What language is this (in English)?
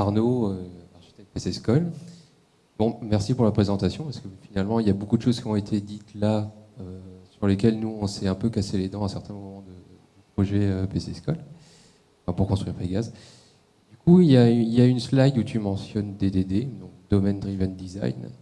French